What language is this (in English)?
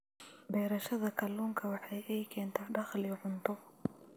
Somali